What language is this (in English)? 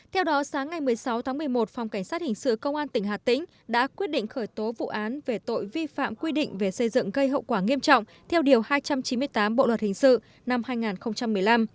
Vietnamese